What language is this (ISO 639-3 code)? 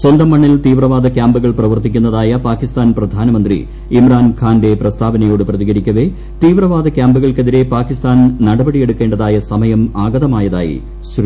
mal